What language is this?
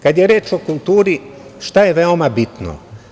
Serbian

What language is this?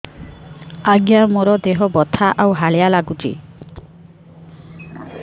Odia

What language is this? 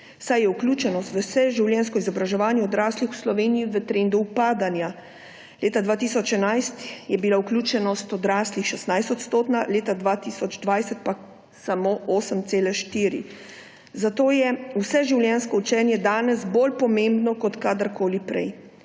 Slovenian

